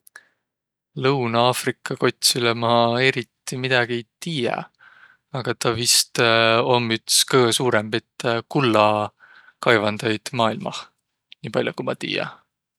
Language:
Võro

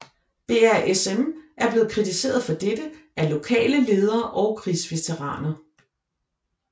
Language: Danish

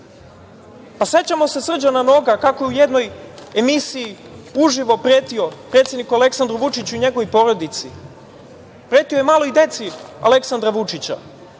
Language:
Serbian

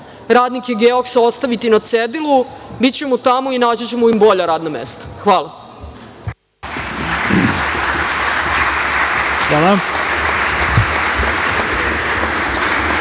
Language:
Serbian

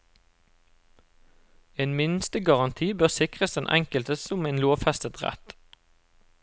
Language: Norwegian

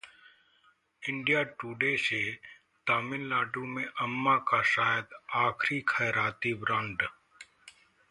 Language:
Hindi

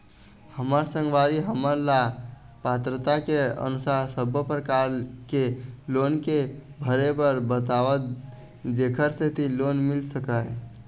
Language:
Chhattisgarhi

